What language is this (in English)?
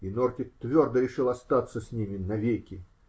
Russian